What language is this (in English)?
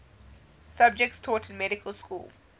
English